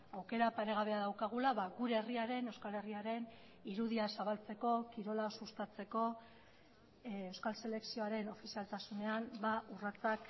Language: Basque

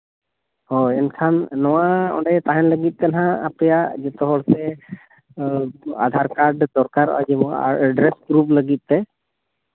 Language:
Santali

